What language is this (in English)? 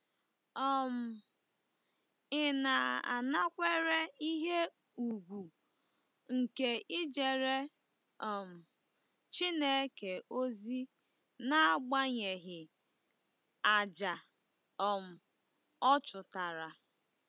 Igbo